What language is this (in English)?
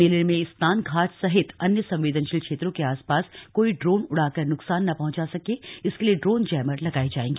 Hindi